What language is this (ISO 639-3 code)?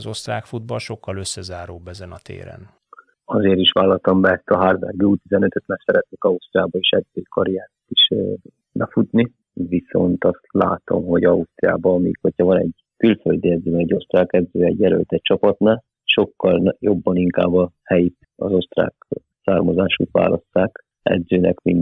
hun